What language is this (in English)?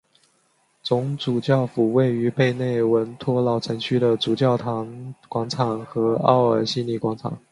Chinese